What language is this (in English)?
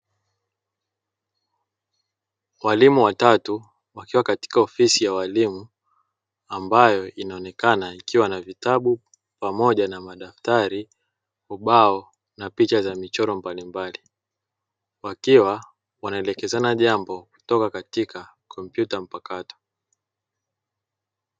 Swahili